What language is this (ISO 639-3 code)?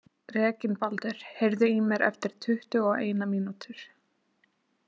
isl